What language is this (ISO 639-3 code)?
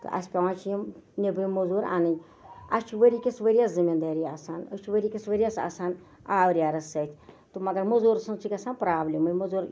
kas